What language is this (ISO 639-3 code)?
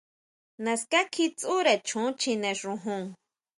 mau